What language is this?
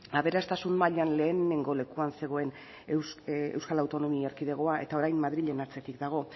Basque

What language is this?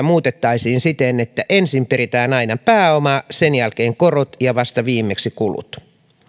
Finnish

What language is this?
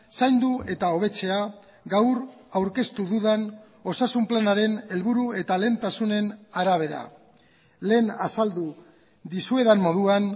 Basque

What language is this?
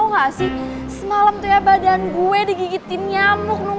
Indonesian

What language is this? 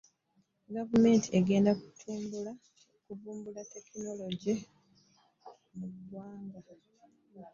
Ganda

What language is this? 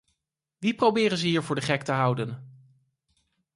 Dutch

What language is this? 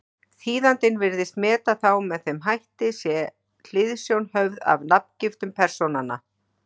Icelandic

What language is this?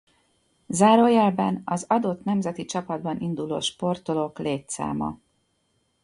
Hungarian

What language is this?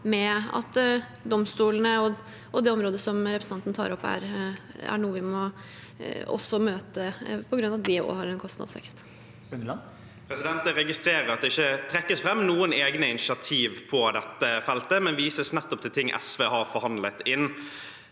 Norwegian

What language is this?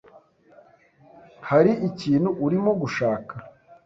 Kinyarwanda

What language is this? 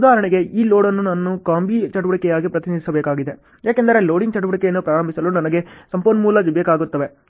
Kannada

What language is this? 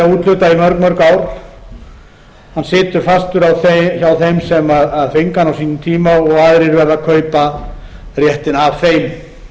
Icelandic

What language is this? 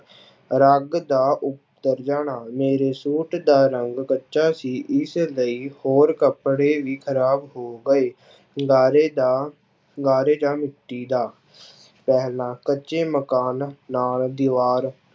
Punjabi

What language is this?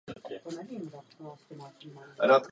Czech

